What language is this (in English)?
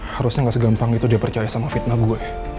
Indonesian